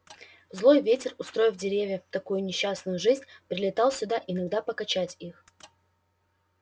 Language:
Russian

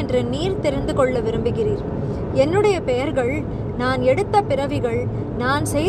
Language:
Tamil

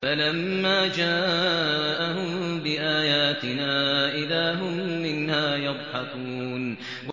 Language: Arabic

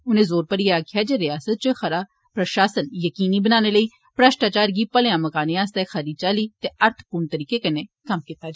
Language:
Dogri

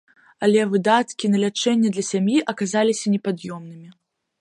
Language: Belarusian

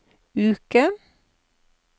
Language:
Norwegian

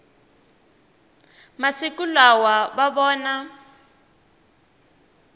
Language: Tsonga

